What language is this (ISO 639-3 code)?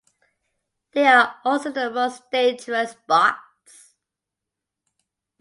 eng